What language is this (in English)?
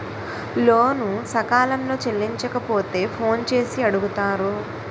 Telugu